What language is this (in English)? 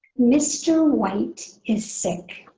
English